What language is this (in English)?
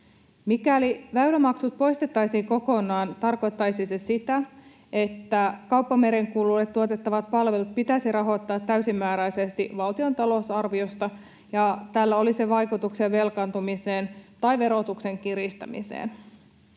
Finnish